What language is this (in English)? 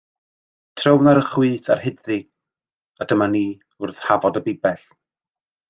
Welsh